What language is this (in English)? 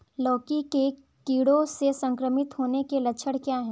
Hindi